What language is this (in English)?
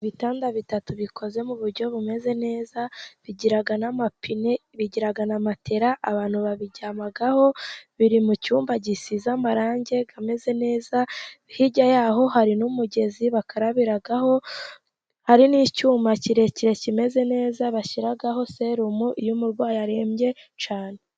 Kinyarwanda